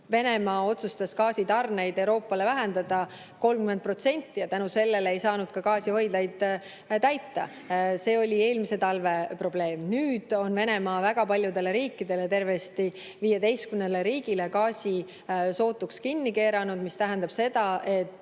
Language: Estonian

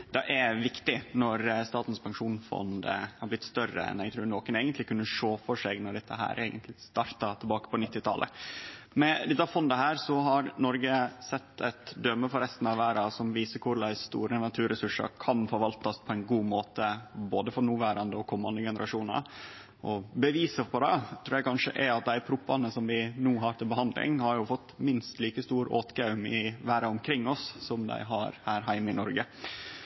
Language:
Norwegian Nynorsk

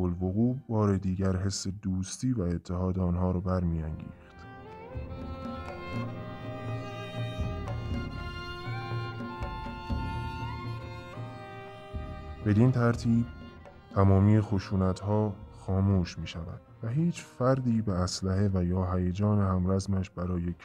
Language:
Persian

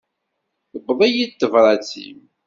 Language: Kabyle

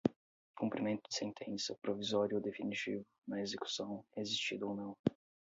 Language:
Portuguese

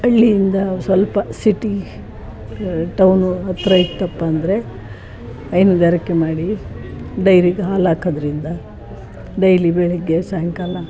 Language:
Kannada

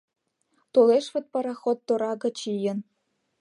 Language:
Mari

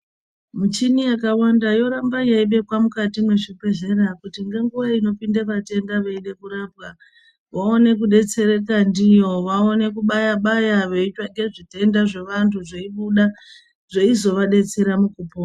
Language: Ndau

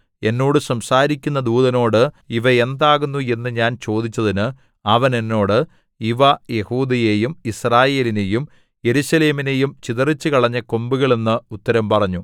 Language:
Malayalam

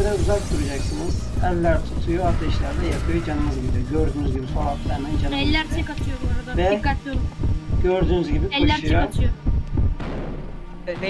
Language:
Turkish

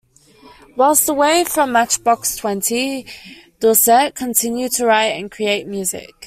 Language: English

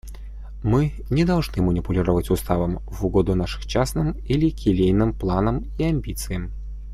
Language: Russian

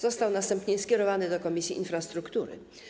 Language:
Polish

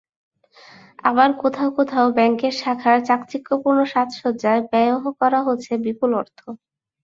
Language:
Bangla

